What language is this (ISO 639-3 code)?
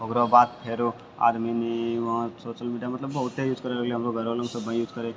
mai